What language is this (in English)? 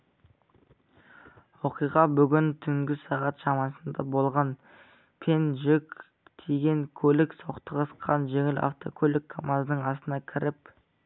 Kazakh